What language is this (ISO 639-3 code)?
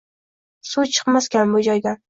uzb